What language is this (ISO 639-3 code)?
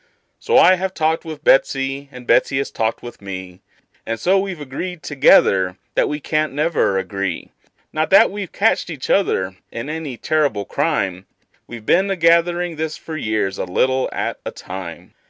eng